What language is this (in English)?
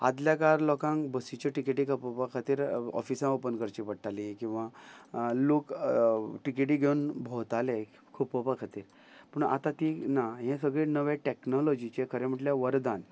Konkani